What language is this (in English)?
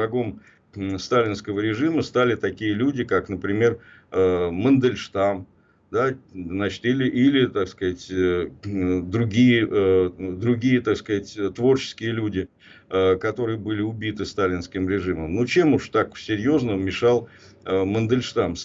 Russian